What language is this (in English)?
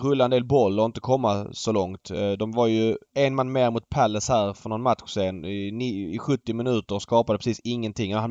Swedish